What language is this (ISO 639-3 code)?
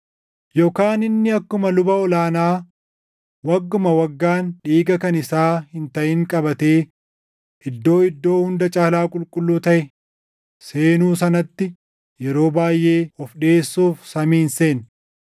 orm